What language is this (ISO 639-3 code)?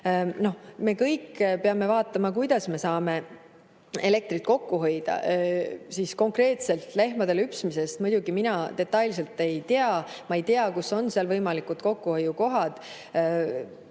est